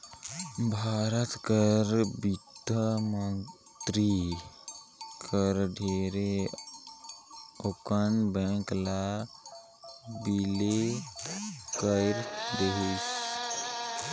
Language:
Chhattisgarhi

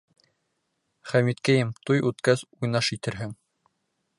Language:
Bashkir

